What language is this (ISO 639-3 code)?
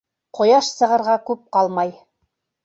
bak